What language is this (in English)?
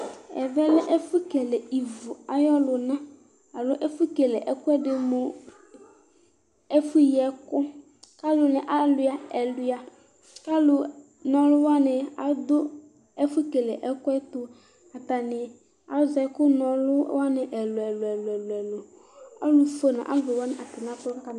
Ikposo